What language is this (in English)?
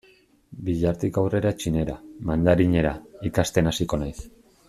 Basque